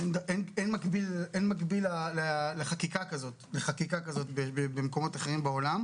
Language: Hebrew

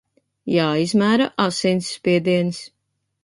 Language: Latvian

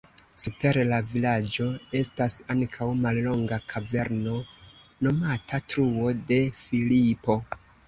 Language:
Esperanto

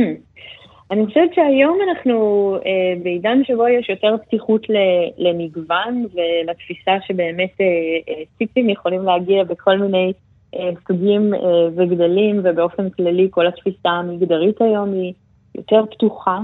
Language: Hebrew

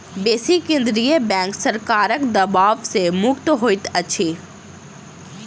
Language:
Maithili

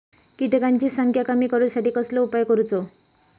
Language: Marathi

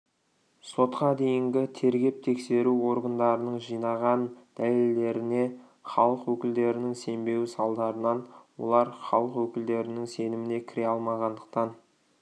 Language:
Kazakh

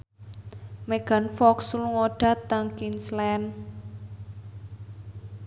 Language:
Javanese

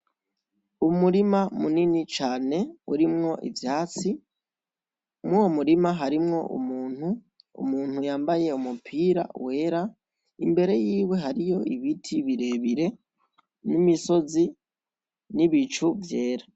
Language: Rundi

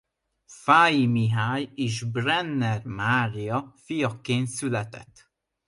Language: Hungarian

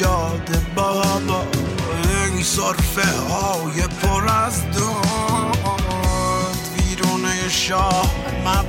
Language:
Persian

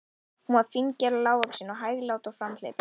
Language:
Icelandic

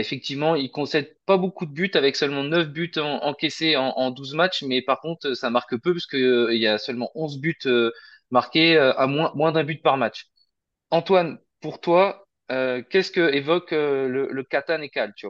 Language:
French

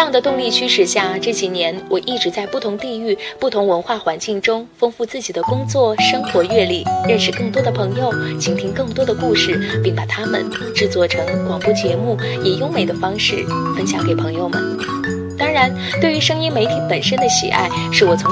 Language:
Chinese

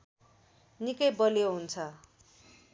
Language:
Nepali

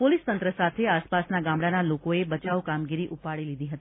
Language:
Gujarati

